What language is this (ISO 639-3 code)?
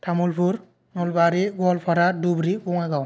brx